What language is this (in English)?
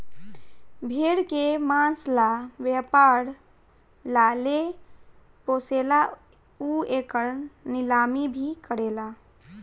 Bhojpuri